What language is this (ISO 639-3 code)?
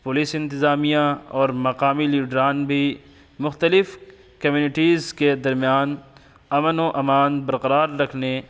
urd